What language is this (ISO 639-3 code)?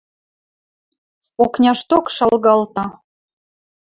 mrj